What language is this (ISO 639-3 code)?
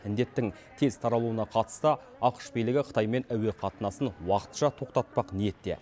kaz